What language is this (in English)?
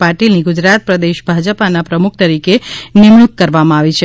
Gujarati